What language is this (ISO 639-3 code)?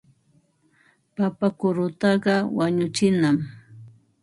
qva